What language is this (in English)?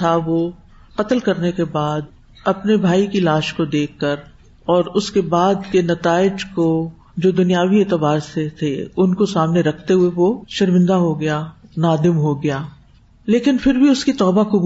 Urdu